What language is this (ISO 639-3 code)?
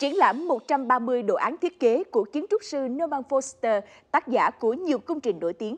vie